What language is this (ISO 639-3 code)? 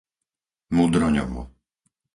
slk